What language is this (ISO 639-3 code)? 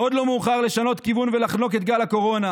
heb